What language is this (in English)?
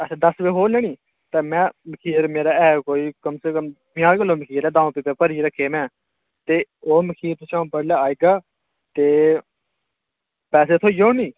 Dogri